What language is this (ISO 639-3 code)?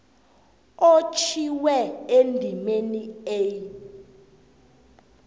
nbl